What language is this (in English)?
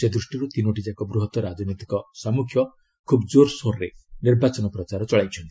Odia